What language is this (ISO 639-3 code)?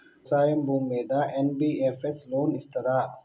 tel